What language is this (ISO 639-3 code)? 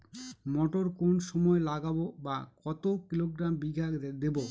ben